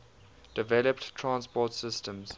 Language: English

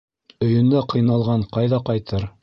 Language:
Bashkir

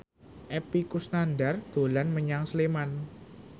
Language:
Javanese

